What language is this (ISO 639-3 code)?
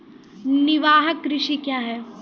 mai